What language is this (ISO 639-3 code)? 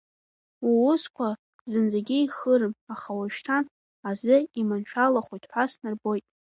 abk